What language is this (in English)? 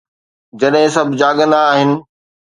Sindhi